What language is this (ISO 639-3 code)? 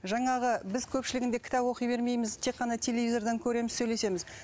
kaz